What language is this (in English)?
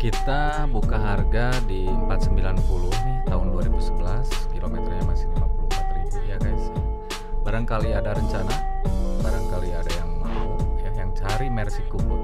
Indonesian